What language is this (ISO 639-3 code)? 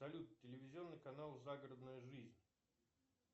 rus